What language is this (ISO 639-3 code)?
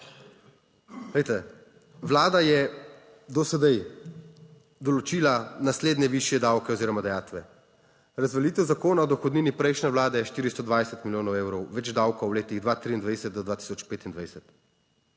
slv